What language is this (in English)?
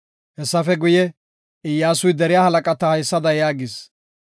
Gofa